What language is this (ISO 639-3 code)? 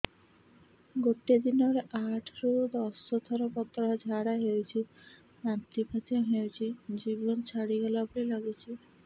ori